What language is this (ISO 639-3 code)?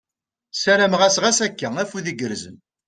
kab